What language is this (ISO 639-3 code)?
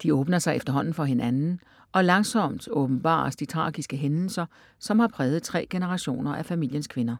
dan